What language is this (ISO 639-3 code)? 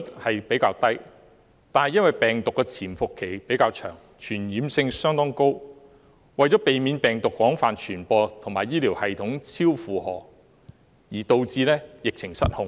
yue